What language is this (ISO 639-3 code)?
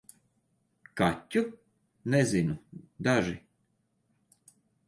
lav